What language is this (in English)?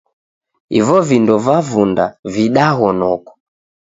Taita